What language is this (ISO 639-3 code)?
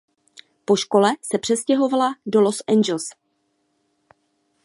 ces